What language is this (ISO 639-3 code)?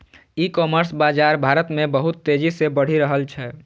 mai